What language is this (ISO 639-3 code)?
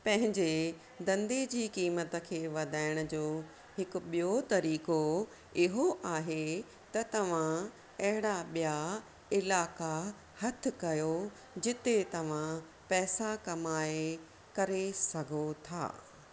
snd